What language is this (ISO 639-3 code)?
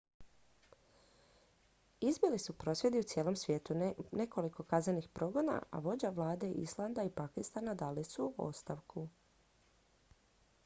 hrv